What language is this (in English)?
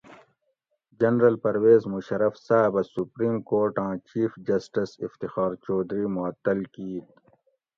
Gawri